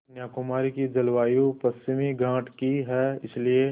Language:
Hindi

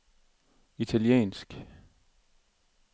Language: Danish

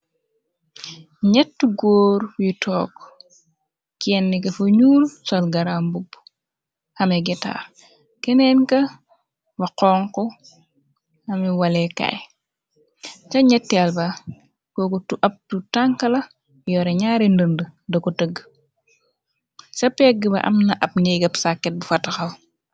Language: Wolof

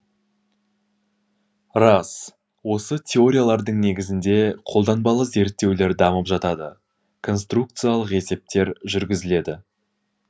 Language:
Kazakh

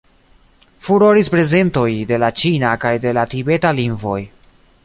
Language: Esperanto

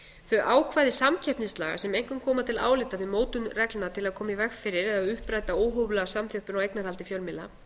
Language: Icelandic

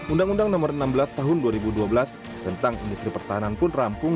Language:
Indonesian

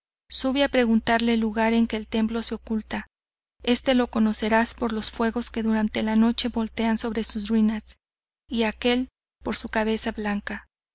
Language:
Spanish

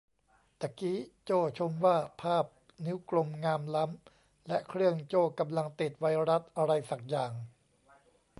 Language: Thai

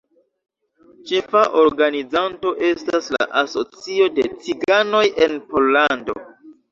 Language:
Esperanto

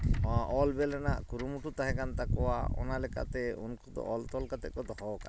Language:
Santali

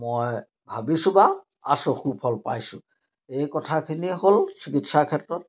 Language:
Assamese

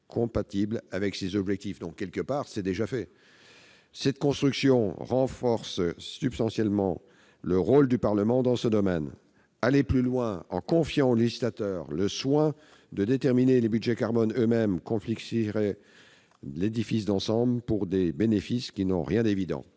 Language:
French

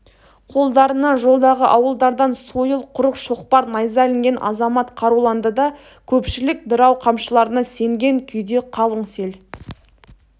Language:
Kazakh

